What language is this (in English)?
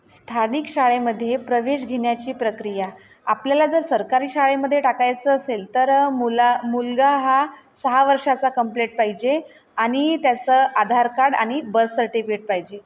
Marathi